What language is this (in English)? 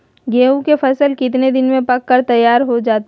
Magahi